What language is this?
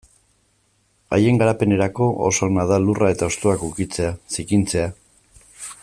Basque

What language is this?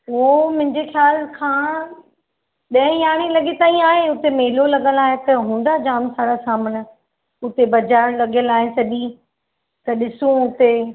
Sindhi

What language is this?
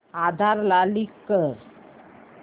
Marathi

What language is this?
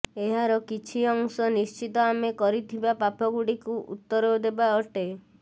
Odia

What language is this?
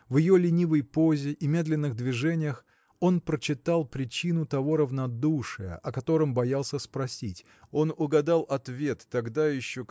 Russian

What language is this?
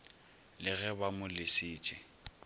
Northern Sotho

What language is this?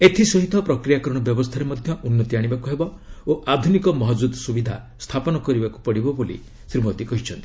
Odia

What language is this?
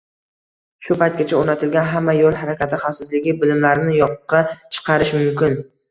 Uzbek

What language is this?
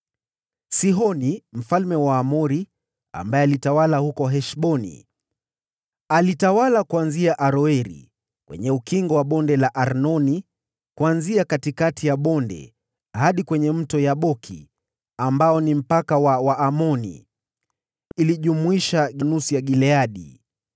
Swahili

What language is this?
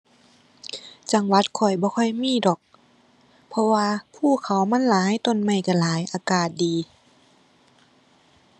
Thai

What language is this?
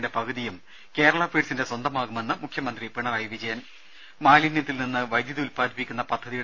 Malayalam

